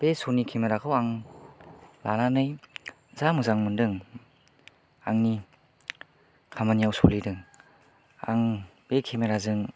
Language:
Bodo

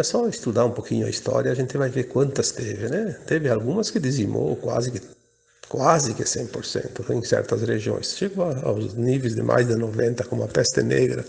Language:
Portuguese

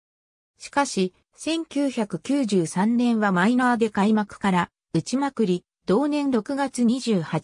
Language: Japanese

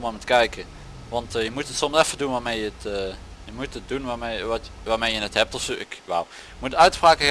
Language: Dutch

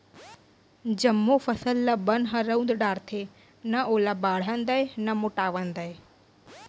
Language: Chhattisgarhi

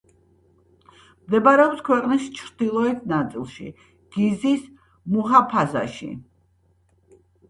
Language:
Georgian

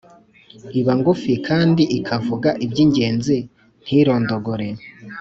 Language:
Kinyarwanda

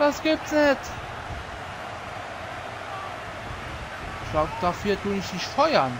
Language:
German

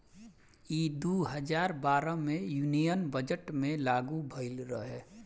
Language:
Bhojpuri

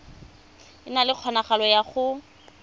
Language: Tswana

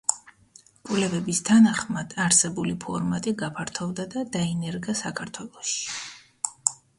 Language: Georgian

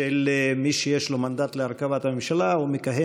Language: Hebrew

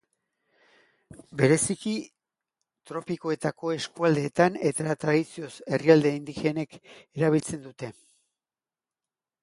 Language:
Basque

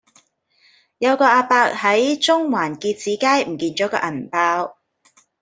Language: Cantonese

